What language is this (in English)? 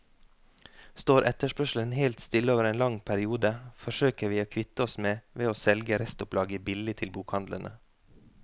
Norwegian